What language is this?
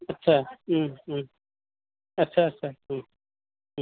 Bodo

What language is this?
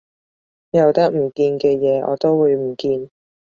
Cantonese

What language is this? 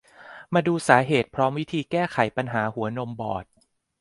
Thai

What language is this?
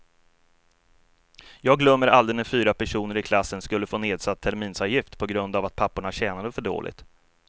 Swedish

